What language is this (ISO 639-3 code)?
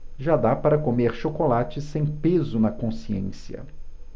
por